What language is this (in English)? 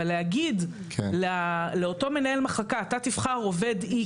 Hebrew